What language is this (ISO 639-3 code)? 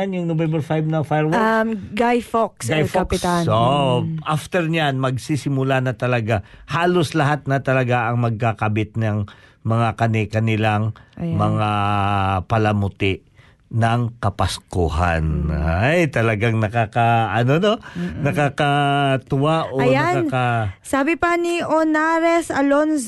fil